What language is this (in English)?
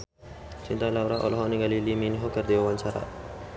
Sundanese